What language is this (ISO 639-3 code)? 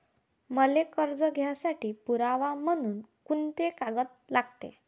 mar